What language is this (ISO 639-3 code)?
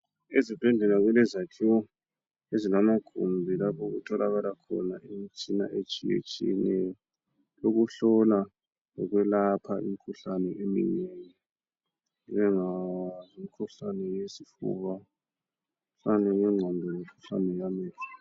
nde